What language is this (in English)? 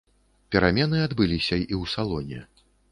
Belarusian